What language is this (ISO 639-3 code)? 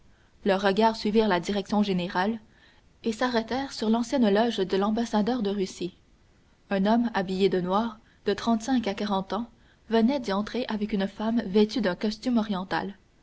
fra